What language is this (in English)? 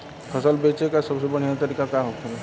Bhojpuri